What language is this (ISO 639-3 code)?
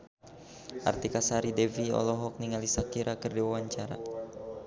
sun